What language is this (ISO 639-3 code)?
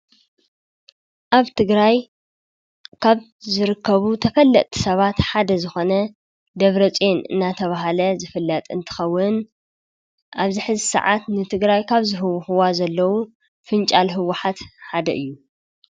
tir